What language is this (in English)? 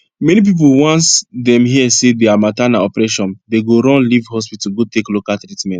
Nigerian Pidgin